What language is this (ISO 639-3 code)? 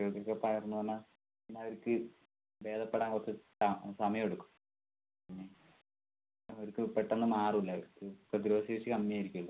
mal